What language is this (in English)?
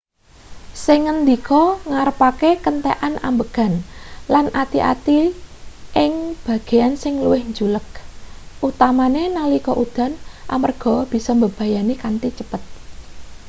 Javanese